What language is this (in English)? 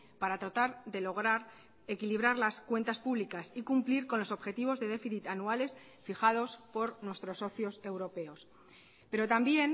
Spanish